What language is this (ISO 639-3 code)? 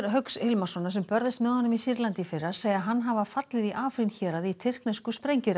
isl